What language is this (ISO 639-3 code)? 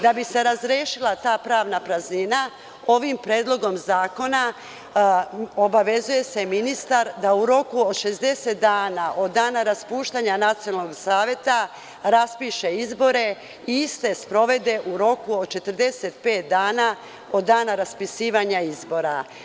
srp